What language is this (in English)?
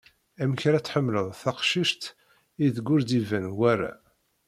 Kabyle